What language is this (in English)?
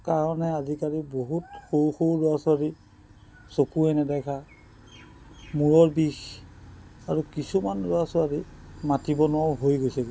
Assamese